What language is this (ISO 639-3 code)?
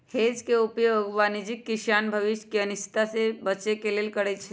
mag